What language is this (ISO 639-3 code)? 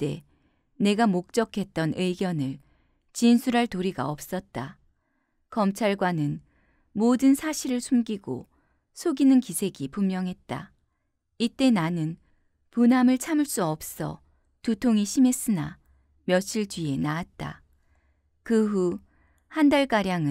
kor